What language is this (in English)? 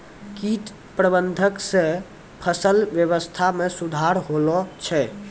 Maithili